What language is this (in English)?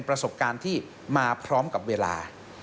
Thai